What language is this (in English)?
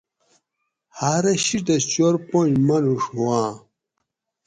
Gawri